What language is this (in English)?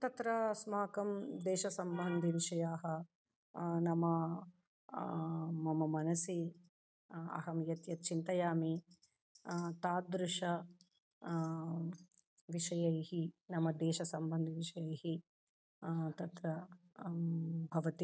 Sanskrit